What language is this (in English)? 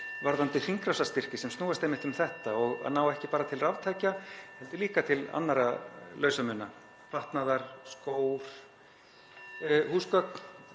Icelandic